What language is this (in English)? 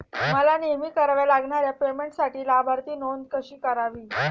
Marathi